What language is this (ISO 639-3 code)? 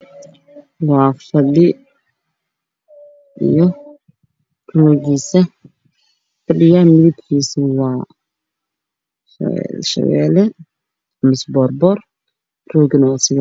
som